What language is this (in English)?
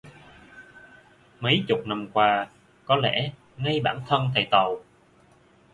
Vietnamese